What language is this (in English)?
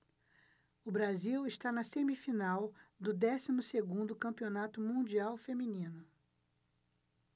Portuguese